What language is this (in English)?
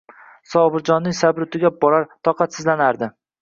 Uzbek